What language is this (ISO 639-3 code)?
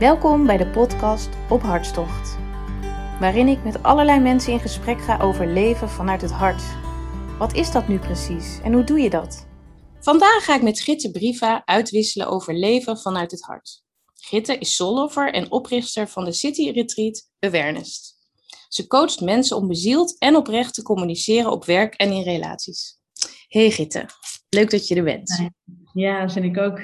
nld